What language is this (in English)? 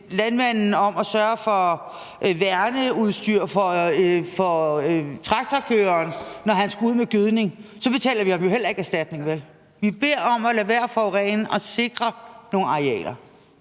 Danish